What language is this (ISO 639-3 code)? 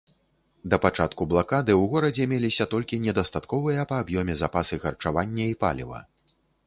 bel